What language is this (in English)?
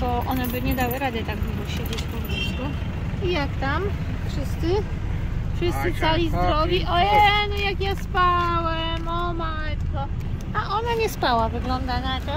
Polish